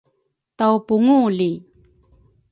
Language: Rukai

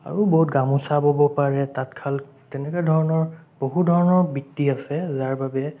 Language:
Assamese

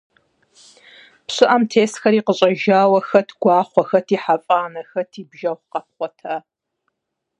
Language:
Kabardian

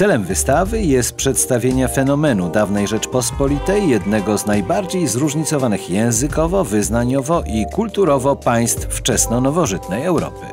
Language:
Polish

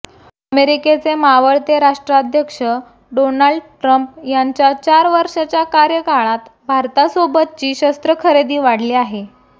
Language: Marathi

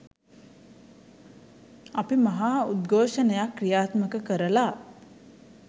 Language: Sinhala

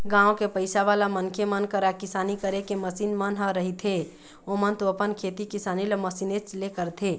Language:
Chhattisgarhi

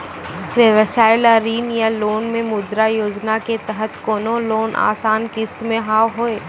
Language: Maithili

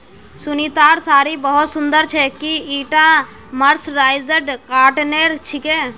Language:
Magahi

